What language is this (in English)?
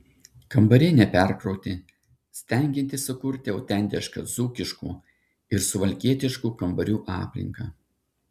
Lithuanian